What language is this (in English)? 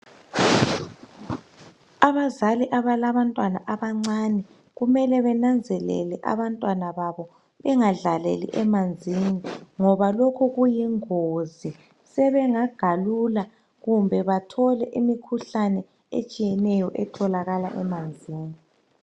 North Ndebele